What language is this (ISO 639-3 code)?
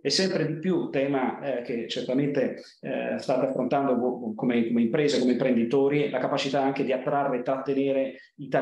ita